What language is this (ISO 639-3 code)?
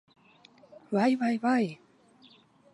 lav